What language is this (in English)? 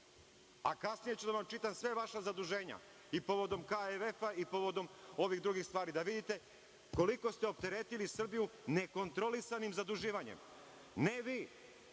Serbian